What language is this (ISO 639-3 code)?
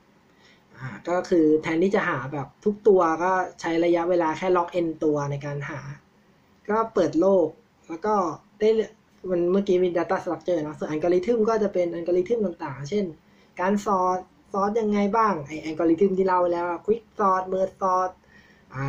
tha